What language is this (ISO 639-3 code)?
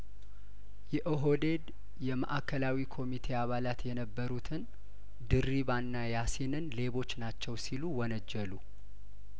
amh